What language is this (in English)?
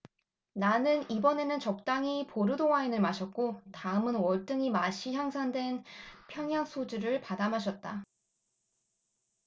Korean